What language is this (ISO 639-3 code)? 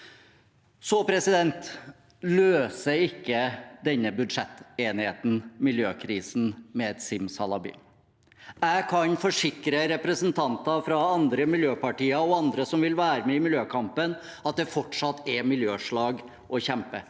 nor